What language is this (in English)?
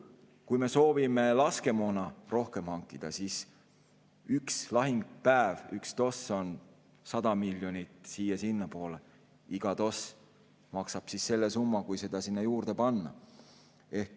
Estonian